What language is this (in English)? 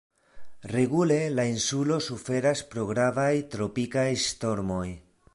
Esperanto